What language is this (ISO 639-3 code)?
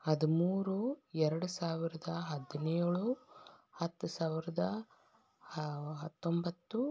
kan